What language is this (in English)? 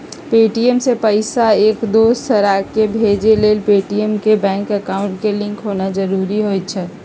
Magahi